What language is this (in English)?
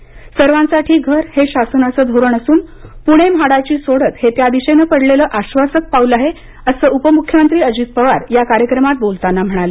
Marathi